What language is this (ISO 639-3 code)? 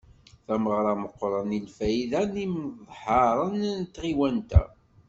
kab